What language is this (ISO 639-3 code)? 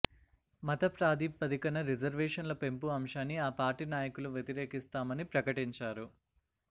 tel